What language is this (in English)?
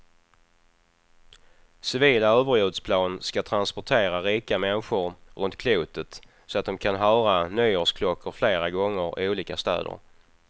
Swedish